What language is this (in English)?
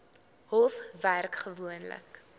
Afrikaans